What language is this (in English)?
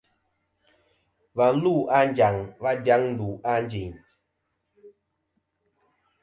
Kom